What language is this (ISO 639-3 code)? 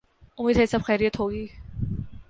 urd